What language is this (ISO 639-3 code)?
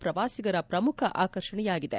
kan